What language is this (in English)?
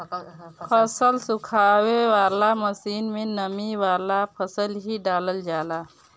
Bhojpuri